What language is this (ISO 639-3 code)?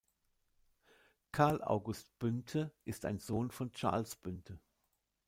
deu